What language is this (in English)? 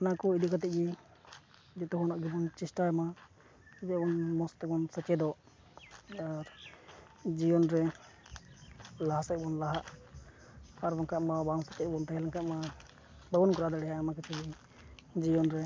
Santali